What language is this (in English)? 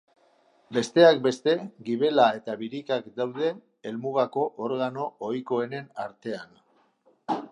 Basque